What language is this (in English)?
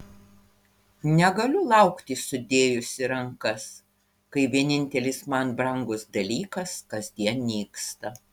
Lithuanian